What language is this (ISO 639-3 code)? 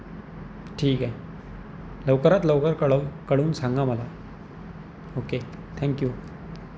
mar